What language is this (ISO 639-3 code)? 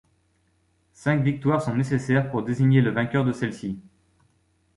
fra